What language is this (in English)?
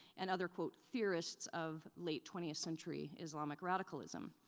English